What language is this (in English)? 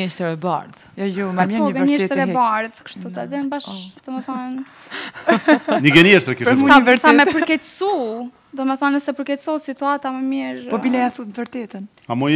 Romanian